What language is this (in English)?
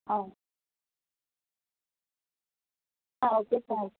Malayalam